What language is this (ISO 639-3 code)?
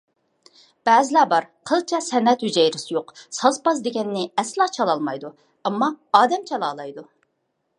uig